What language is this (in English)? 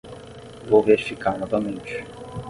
Portuguese